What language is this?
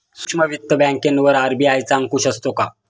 Marathi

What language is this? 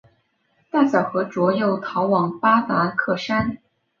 Chinese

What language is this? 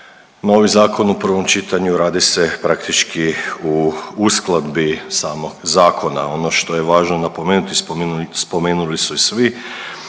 Croatian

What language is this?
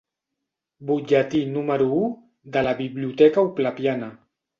Catalan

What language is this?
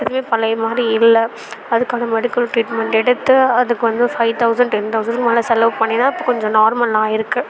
Tamil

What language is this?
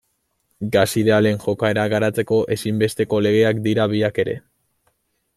Basque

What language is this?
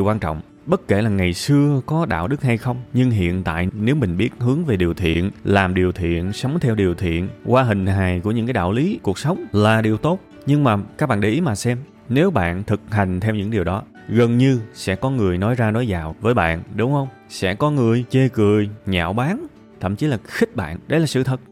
Vietnamese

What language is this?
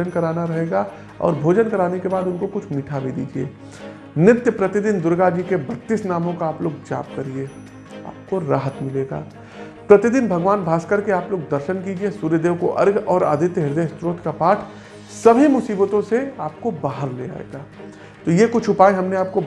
Hindi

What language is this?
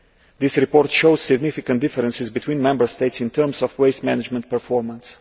English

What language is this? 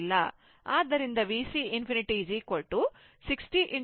Kannada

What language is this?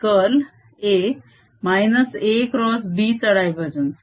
Marathi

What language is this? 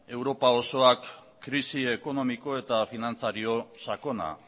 Basque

